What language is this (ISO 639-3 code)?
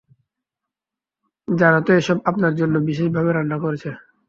ben